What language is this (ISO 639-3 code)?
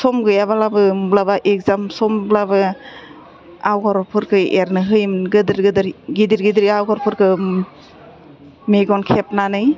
brx